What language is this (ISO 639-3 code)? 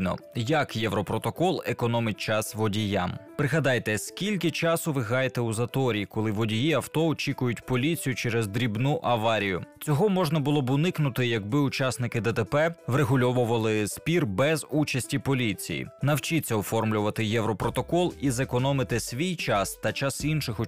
ukr